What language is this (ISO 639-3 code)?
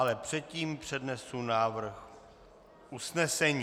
ces